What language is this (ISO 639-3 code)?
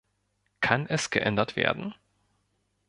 deu